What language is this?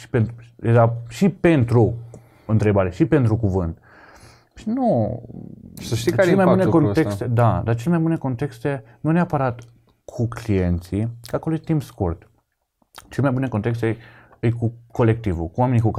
Romanian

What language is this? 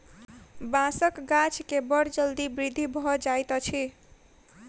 Maithili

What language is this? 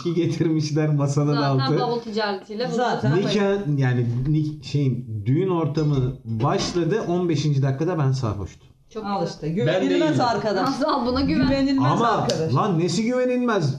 Turkish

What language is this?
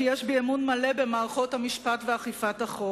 Hebrew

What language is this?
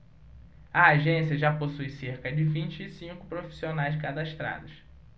Portuguese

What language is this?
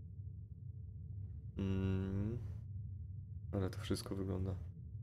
Polish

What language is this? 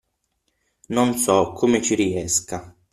Italian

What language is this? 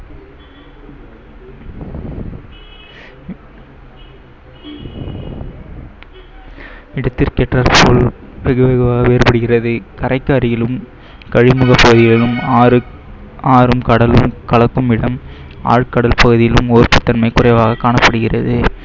Tamil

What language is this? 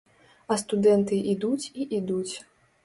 Belarusian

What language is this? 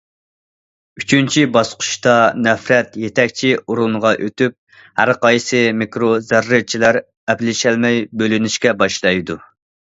Uyghur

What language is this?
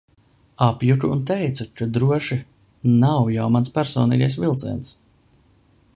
Latvian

